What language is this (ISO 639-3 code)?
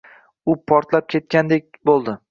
uzb